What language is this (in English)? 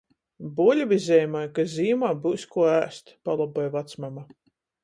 Latgalian